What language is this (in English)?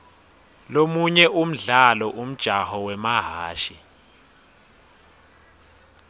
Swati